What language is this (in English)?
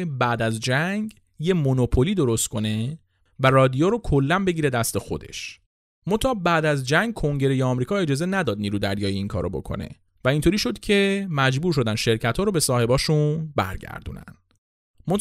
Persian